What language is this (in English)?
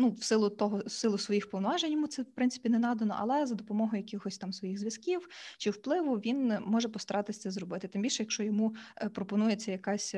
Ukrainian